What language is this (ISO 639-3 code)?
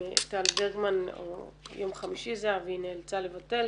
heb